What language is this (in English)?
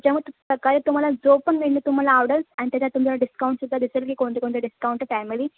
Marathi